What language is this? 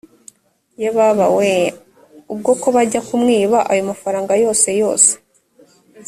Kinyarwanda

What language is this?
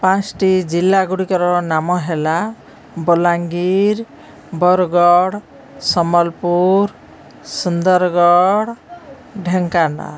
Odia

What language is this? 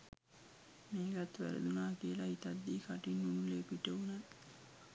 Sinhala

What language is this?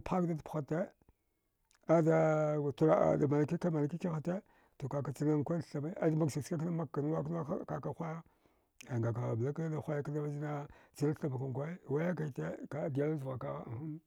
Dghwede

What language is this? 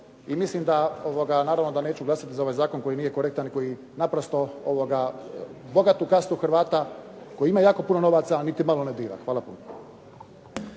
Croatian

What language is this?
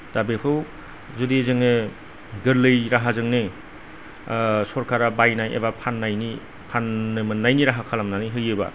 Bodo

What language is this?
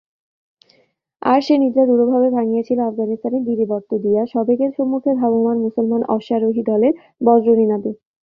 Bangla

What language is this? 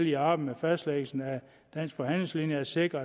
Danish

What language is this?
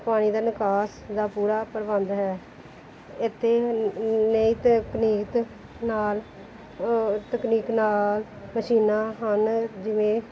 Punjabi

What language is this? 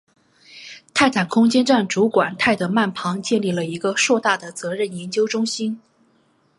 Chinese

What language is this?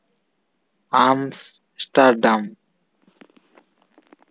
Santali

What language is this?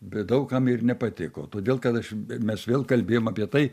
Lithuanian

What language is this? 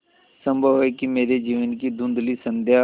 Hindi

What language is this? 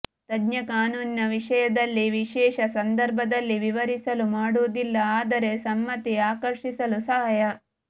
Kannada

